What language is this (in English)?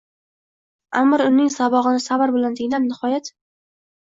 Uzbek